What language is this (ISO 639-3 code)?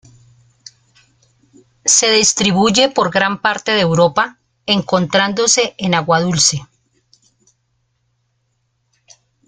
spa